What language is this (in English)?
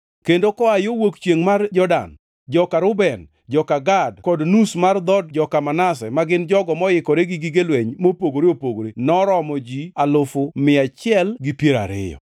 Luo (Kenya and Tanzania)